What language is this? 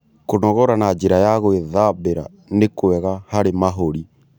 Kikuyu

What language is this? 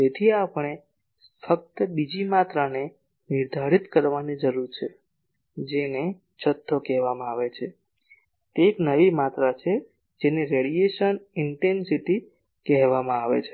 Gujarati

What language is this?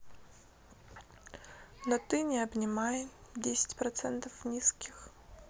Russian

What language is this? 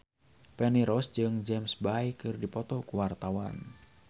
Sundanese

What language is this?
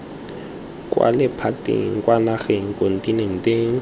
Tswana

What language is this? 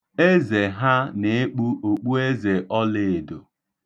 Igbo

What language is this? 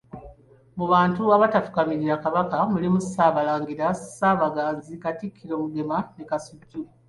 Ganda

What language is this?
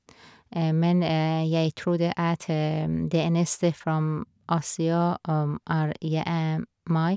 Norwegian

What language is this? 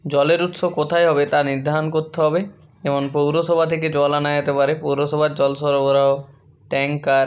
Bangla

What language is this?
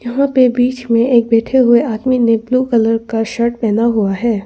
Hindi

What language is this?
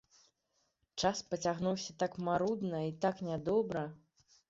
Belarusian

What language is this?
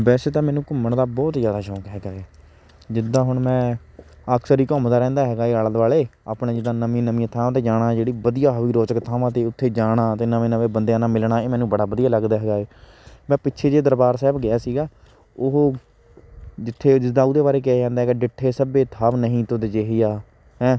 Punjabi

